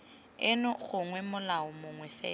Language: Tswana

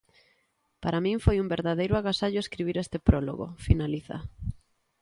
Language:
Galician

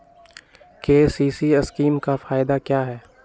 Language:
Magahi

